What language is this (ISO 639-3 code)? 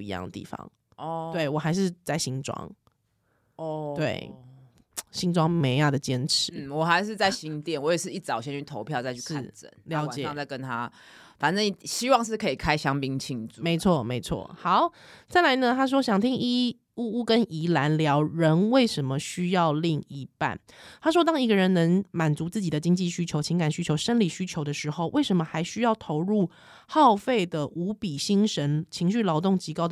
zho